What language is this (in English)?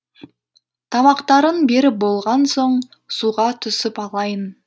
Kazakh